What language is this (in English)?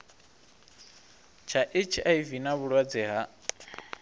Venda